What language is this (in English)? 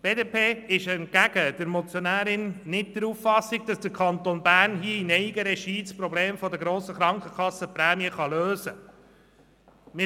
Swiss German